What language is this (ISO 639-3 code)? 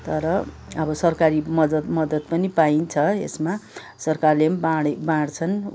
nep